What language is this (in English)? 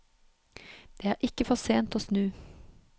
Norwegian